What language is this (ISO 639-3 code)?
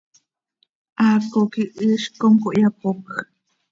sei